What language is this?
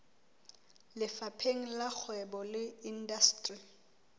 Southern Sotho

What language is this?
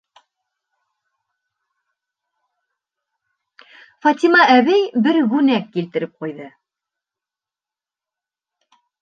Bashkir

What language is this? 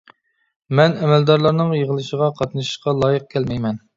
Uyghur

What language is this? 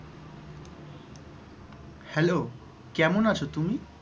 Bangla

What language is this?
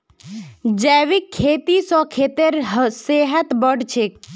Magahi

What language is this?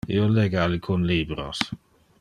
Interlingua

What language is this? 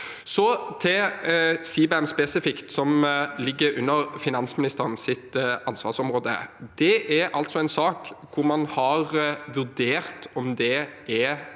Norwegian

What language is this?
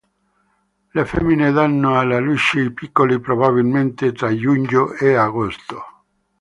Italian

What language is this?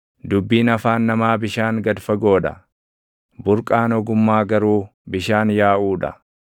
Oromo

